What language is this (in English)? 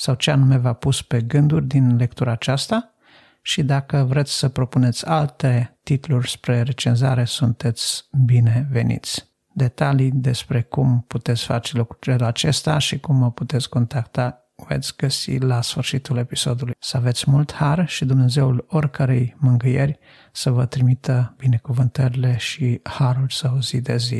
Romanian